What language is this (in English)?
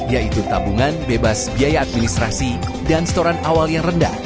Indonesian